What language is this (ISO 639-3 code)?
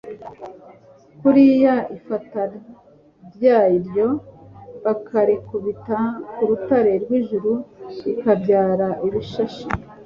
kin